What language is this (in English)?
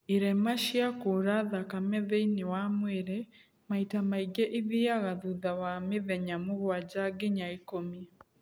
Kikuyu